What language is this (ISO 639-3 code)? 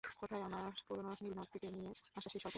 ben